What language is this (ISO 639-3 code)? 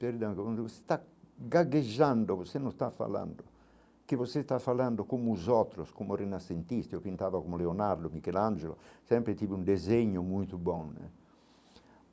por